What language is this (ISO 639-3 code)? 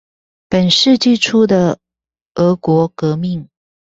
zho